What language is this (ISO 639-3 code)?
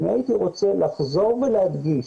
heb